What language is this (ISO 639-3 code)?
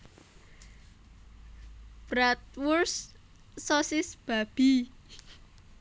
jav